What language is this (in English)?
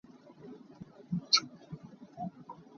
Hakha Chin